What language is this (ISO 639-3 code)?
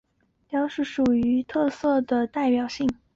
zho